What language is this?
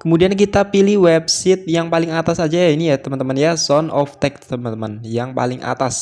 Indonesian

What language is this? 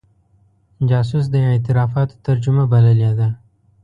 Pashto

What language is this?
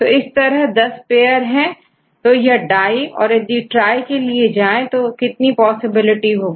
Hindi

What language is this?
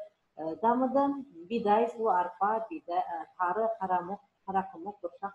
Turkish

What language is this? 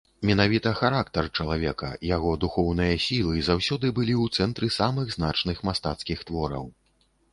Belarusian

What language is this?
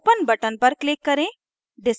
Hindi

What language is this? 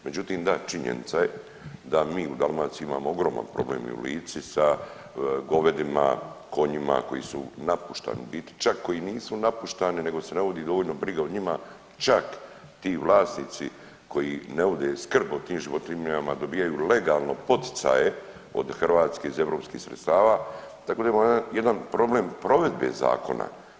Croatian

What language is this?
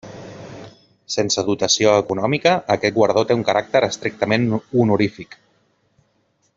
Catalan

